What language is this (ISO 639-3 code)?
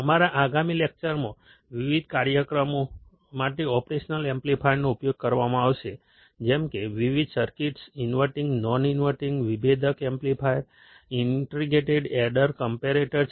guj